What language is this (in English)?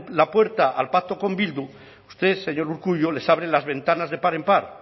Spanish